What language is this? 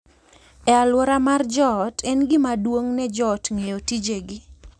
Luo (Kenya and Tanzania)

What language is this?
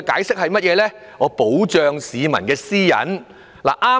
Cantonese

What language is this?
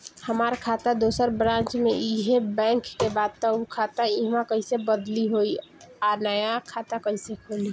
Bhojpuri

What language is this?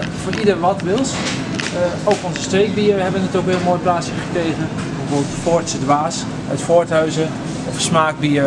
Dutch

